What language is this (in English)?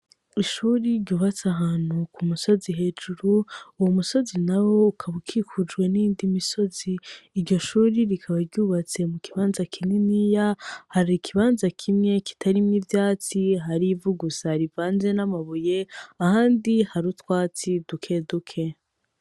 Rundi